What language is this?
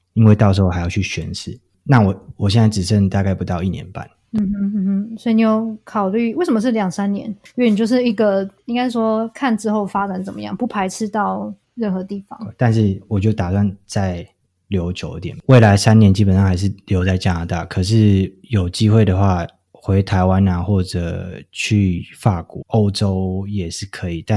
Chinese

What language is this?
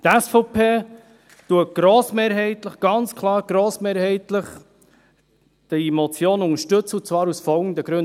Swiss German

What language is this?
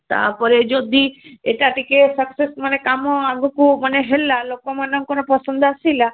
Odia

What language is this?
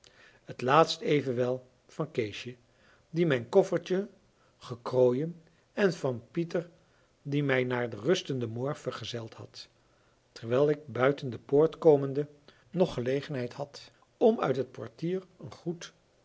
Dutch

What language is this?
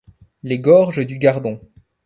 French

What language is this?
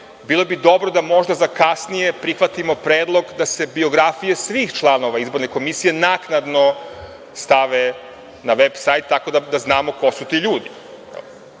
Serbian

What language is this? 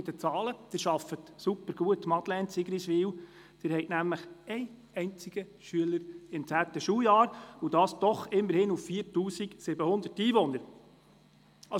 Swiss German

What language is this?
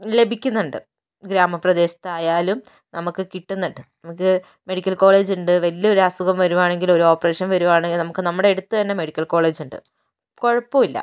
Malayalam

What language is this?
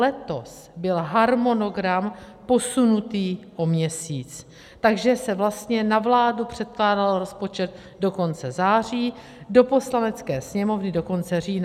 Czech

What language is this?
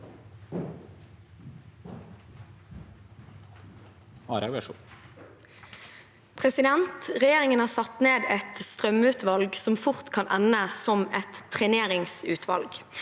Norwegian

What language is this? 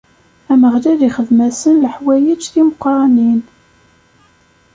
Kabyle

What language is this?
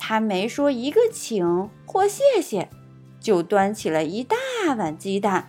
Chinese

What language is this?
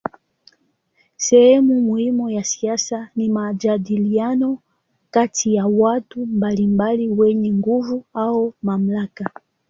Swahili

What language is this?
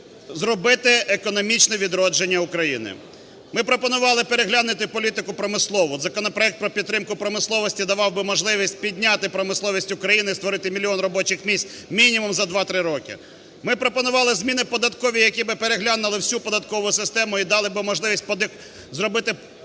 Ukrainian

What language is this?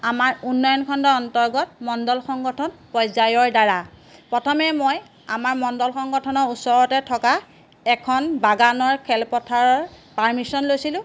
Assamese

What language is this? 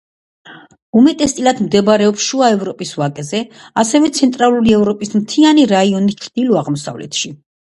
Georgian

